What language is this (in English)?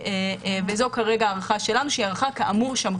Hebrew